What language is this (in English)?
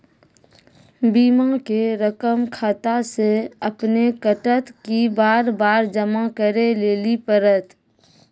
Maithili